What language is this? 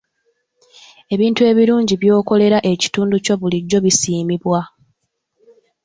Ganda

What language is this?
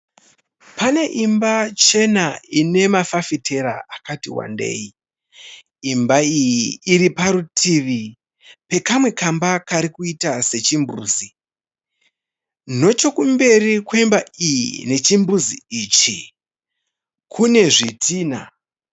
Shona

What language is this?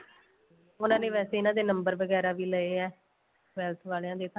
Punjabi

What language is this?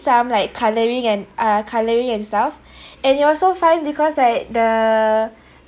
English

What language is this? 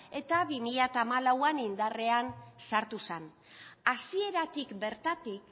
Basque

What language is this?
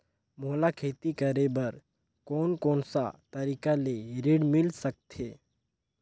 Chhattisgarhi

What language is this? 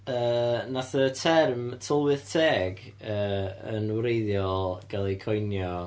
Welsh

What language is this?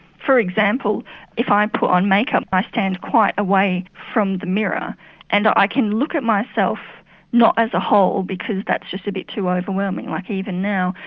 English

